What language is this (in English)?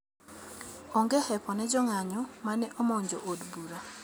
Luo (Kenya and Tanzania)